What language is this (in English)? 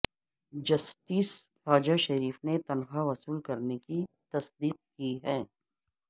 Urdu